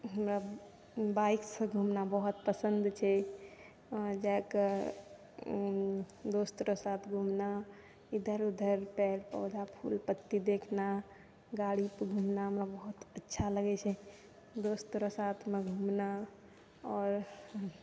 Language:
Maithili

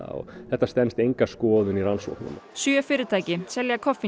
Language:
Icelandic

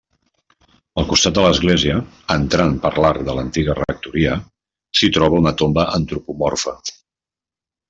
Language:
Catalan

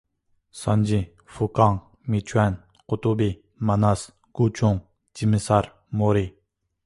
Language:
Uyghur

